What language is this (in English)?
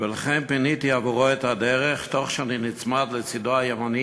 Hebrew